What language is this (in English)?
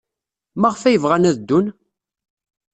Kabyle